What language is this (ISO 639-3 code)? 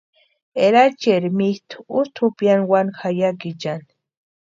pua